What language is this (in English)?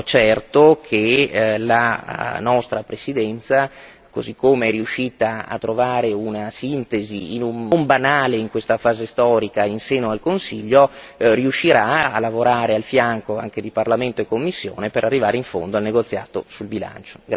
Italian